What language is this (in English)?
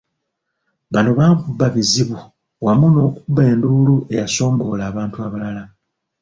Ganda